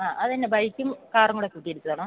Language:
Malayalam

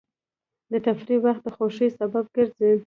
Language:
Pashto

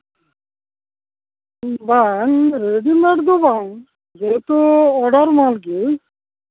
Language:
Santali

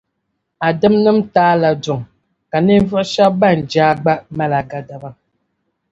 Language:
Dagbani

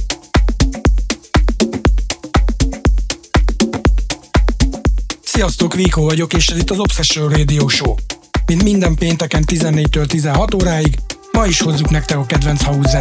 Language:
Hungarian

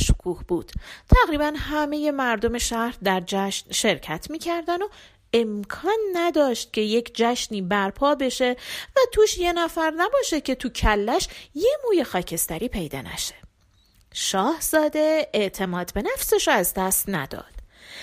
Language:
Persian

